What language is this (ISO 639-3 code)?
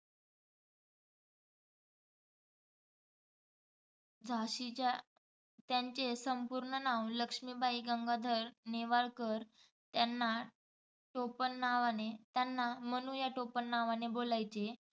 mar